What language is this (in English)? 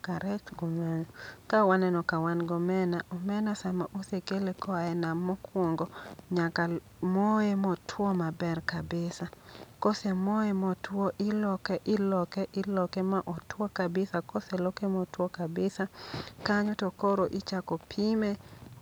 Luo (Kenya and Tanzania)